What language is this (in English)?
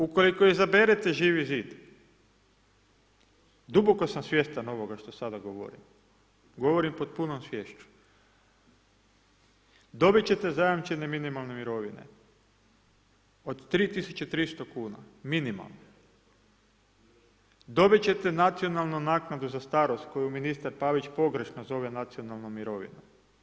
Croatian